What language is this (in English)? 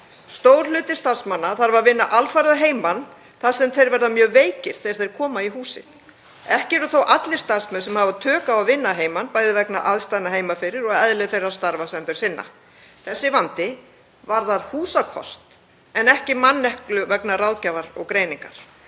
Icelandic